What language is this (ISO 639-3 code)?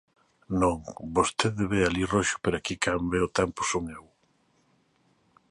glg